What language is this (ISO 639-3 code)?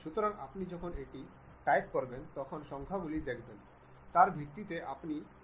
ben